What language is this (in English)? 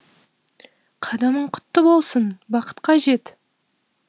Kazakh